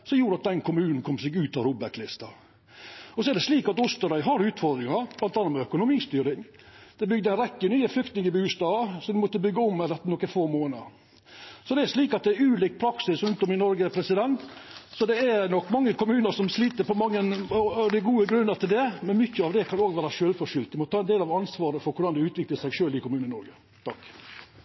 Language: Norwegian Nynorsk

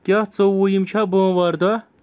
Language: Kashmiri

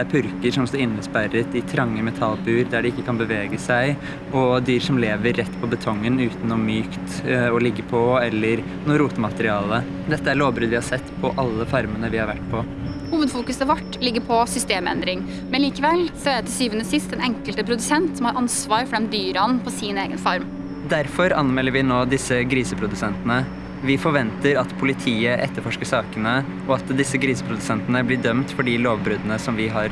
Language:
Norwegian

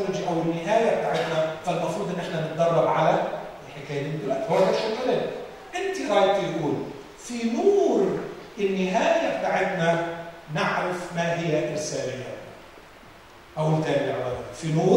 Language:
Arabic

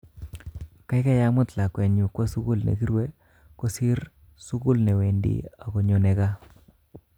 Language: Kalenjin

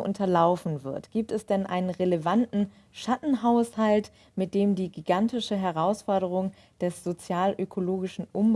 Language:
German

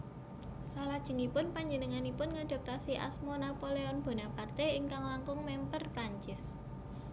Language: Javanese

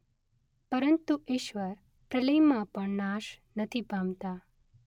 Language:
Gujarati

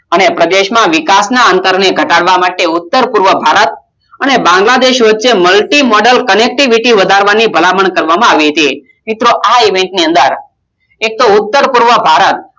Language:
Gujarati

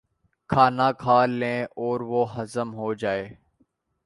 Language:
Urdu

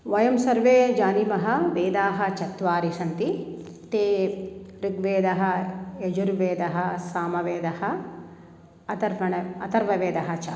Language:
Sanskrit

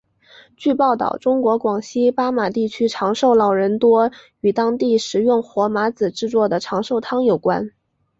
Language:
Chinese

